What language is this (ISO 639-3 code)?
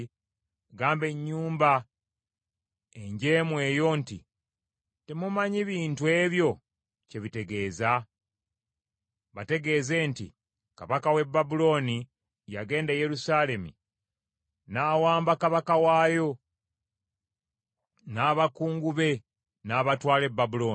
lug